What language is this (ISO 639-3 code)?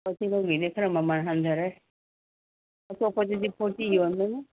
mni